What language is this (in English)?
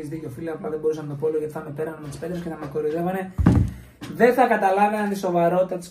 Greek